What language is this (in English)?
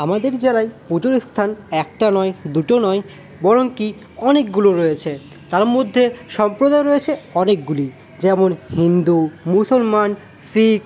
Bangla